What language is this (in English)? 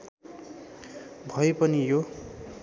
Nepali